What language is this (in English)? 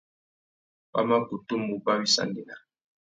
Tuki